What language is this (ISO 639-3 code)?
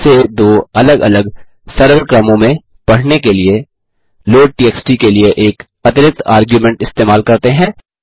hin